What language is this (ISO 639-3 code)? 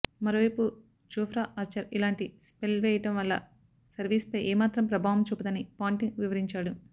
tel